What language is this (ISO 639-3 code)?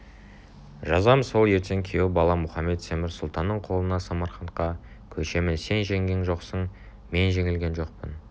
kaz